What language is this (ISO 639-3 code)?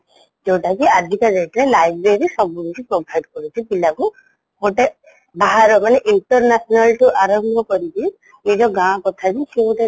ori